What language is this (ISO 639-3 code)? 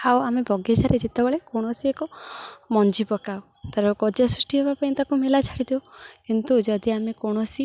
ori